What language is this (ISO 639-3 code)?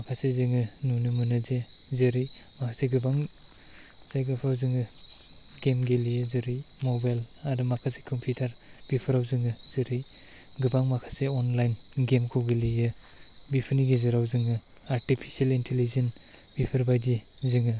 brx